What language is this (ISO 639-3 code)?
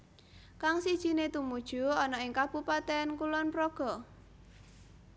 jav